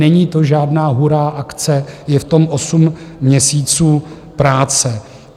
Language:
Czech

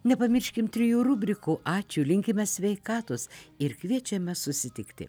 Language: Lithuanian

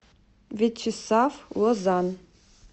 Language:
Russian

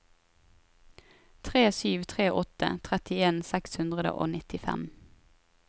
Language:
Norwegian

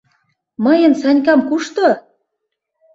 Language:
Mari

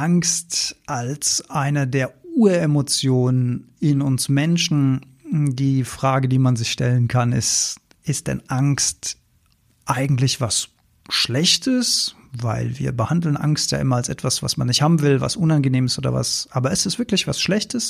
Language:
German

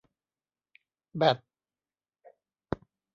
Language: Thai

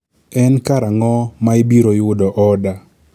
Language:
Luo (Kenya and Tanzania)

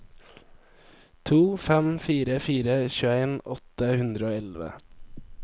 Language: Norwegian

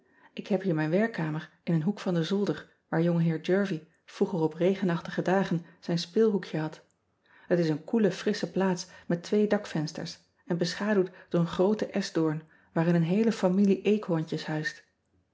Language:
Dutch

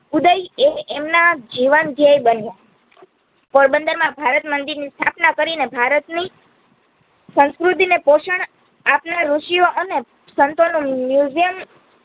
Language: Gujarati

